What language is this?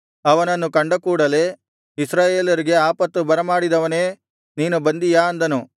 Kannada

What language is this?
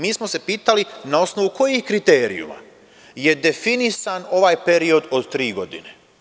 Serbian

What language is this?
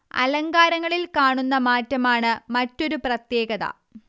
Malayalam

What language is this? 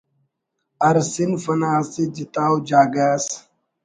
Brahui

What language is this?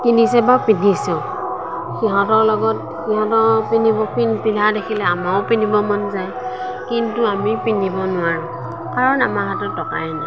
Assamese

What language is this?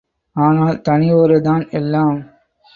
Tamil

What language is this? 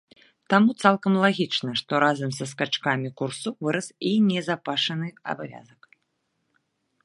Belarusian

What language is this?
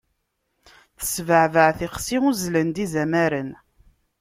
Kabyle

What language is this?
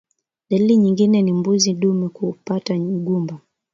Swahili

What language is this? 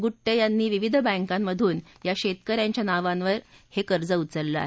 Marathi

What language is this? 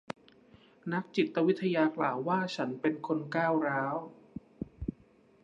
Thai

